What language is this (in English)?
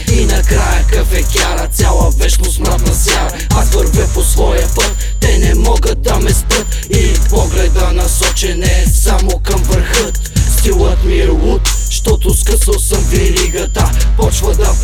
Bulgarian